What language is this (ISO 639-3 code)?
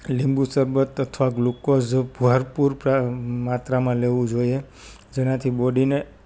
guj